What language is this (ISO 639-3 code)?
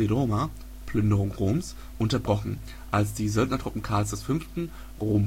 deu